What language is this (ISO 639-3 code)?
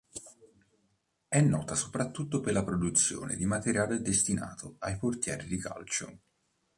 ita